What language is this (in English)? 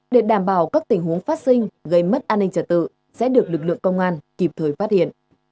Vietnamese